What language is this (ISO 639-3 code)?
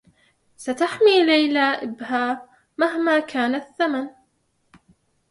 ara